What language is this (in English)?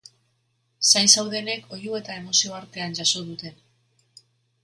Basque